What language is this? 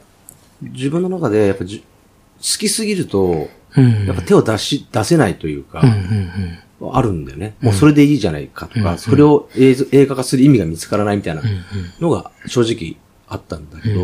Japanese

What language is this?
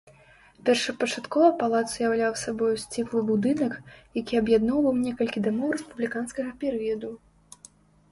Belarusian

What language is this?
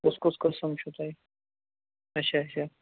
Kashmiri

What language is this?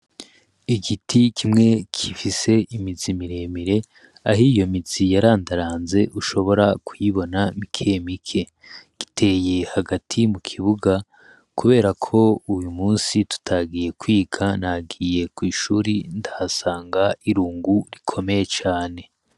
Rundi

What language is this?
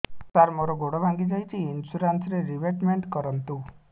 Odia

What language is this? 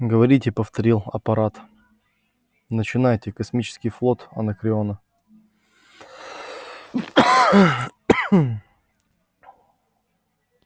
Russian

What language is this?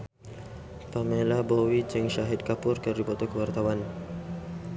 Sundanese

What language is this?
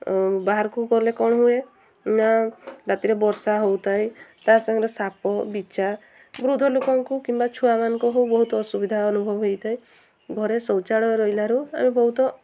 Odia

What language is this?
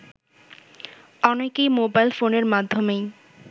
Bangla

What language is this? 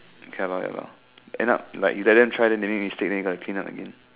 English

